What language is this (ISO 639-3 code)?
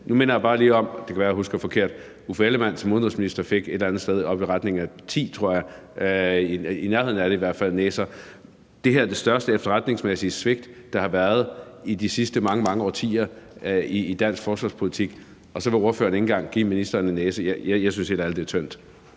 dan